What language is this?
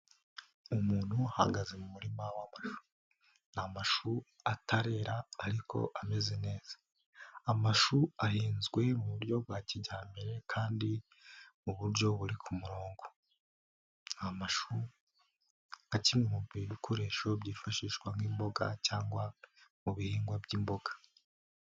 Kinyarwanda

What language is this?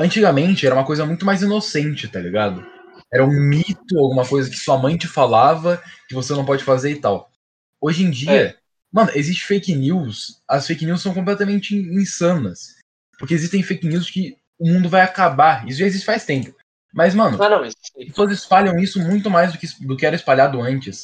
Portuguese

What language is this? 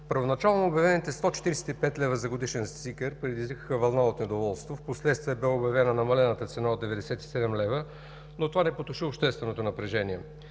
Bulgarian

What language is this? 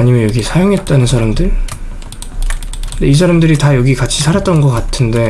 Korean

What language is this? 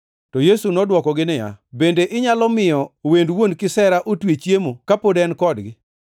Luo (Kenya and Tanzania)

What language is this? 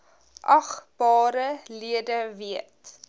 Afrikaans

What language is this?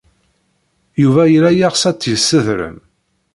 Kabyle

